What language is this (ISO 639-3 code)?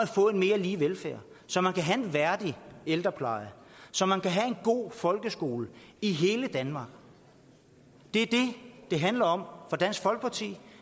dan